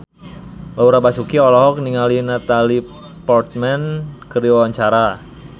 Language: Sundanese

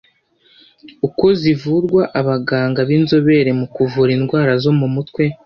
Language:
Kinyarwanda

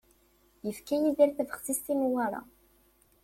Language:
Kabyle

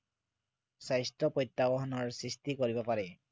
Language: Assamese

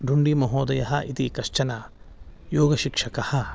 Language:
Sanskrit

